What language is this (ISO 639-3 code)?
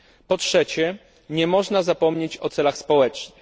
pol